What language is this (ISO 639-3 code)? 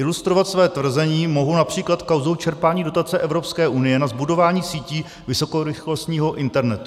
ces